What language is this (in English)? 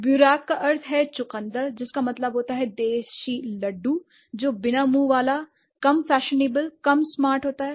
Hindi